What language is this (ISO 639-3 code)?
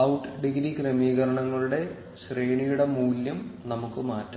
mal